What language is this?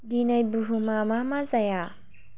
Bodo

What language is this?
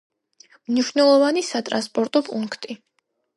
Georgian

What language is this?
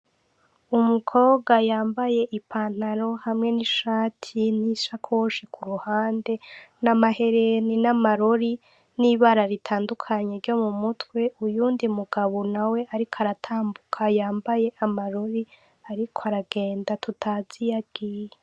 Rundi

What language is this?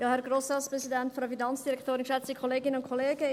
Swiss German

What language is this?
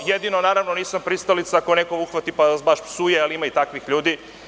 Serbian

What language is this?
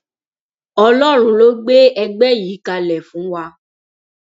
Yoruba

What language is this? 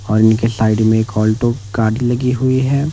Hindi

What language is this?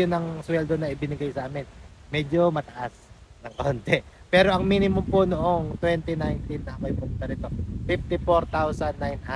Filipino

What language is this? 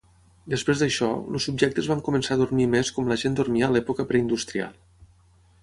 Catalan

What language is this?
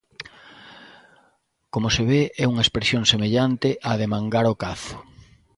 Galician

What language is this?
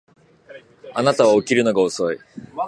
Japanese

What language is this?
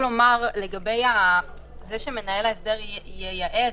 Hebrew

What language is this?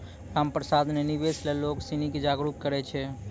Maithili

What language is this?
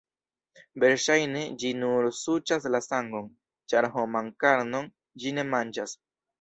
Esperanto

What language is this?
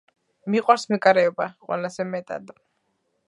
Georgian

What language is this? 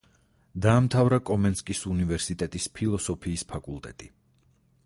Georgian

